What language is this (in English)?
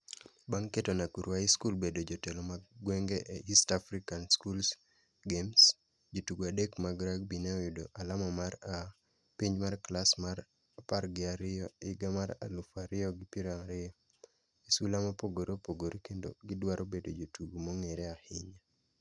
Luo (Kenya and Tanzania)